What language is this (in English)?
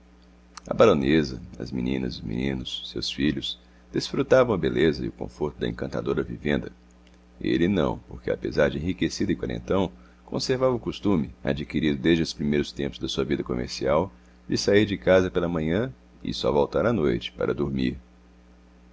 Portuguese